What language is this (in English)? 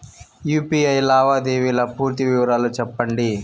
Telugu